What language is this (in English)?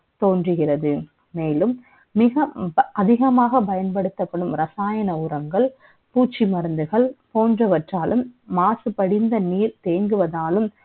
Tamil